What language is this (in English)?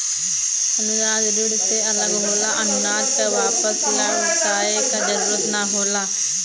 Bhojpuri